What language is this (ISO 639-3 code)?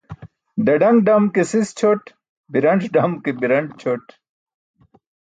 bsk